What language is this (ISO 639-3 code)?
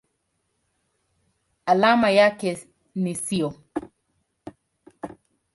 swa